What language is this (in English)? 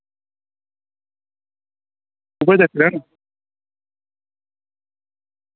Dogri